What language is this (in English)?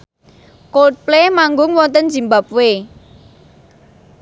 Javanese